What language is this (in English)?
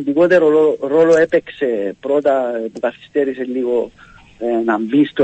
Greek